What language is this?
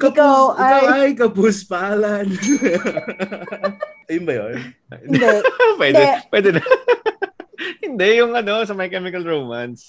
Filipino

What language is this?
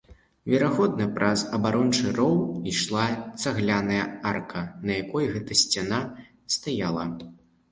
Belarusian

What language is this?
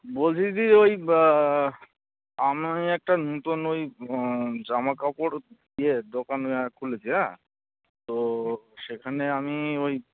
Bangla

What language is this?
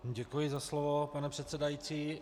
Czech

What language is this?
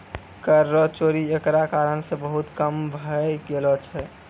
Maithili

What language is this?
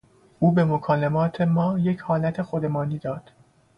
Persian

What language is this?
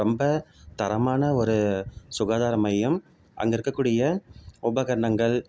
Tamil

